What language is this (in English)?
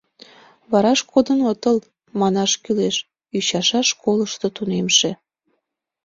Mari